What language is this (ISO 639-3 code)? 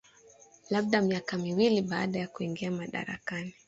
swa